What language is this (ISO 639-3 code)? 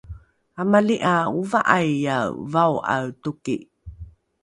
dru